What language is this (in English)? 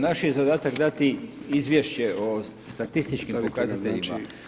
Croatian